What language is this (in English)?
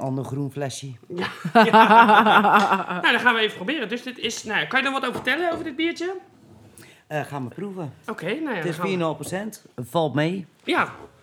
Dutch